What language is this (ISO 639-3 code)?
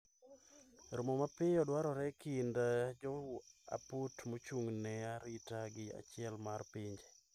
luo